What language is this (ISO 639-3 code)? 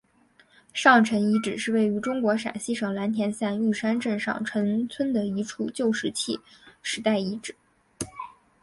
zho